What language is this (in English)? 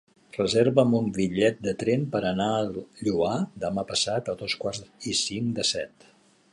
Catalan